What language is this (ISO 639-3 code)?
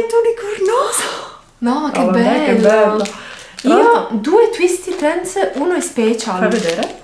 ita